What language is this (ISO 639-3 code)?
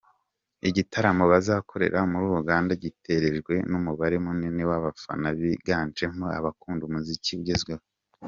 kin